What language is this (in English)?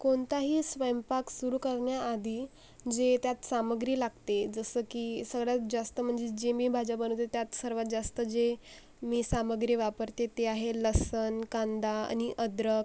Marathi